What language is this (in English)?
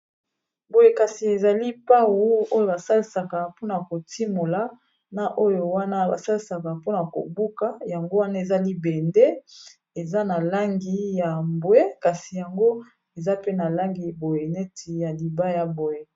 Lingala